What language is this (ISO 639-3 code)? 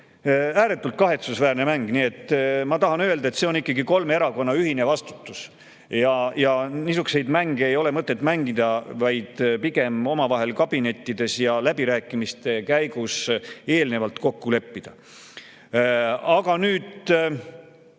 est